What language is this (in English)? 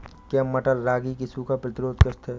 Hindi